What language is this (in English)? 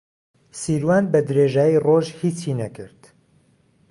Central Kurdish